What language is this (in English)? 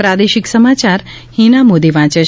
Gujarati